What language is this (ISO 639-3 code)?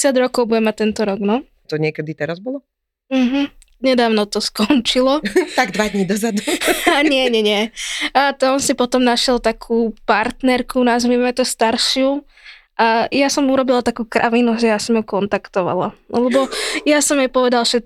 slk